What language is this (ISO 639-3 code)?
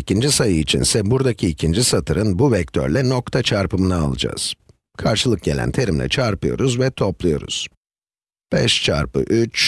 tur